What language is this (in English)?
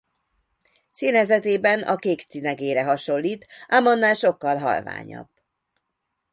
Hungarian